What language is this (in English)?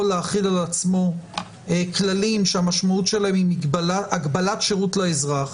Hebrew